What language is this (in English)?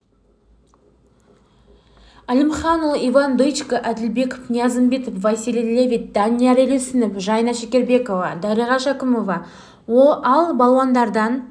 Kazakh